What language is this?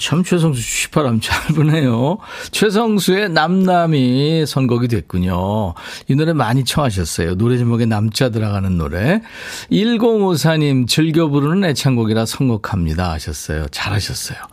Korean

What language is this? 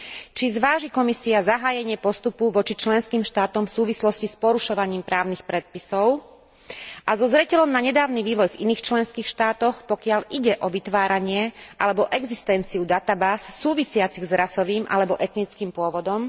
Slovak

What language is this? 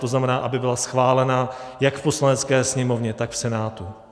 Czech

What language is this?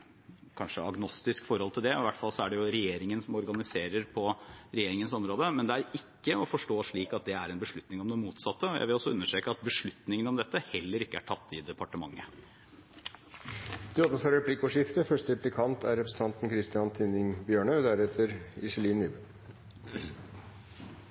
Norwegian Bokmål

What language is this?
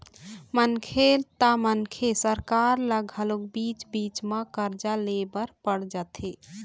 Chhattisgarhi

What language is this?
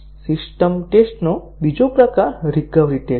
Gujarati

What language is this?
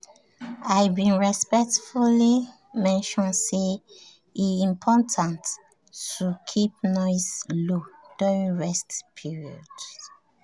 Nigerian Pidgin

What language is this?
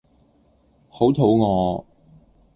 Cantonese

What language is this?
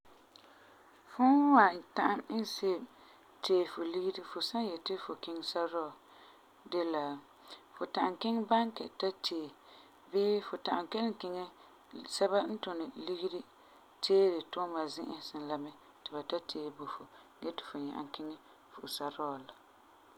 Frafra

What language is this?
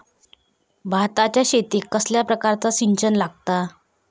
Marathi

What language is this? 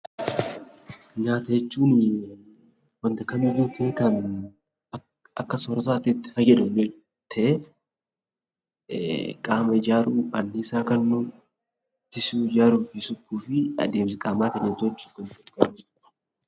Oromo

